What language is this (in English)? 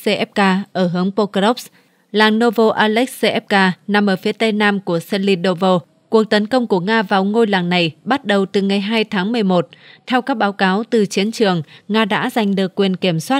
Vietnamese